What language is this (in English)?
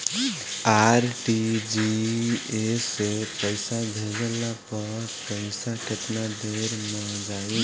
Bhojpuri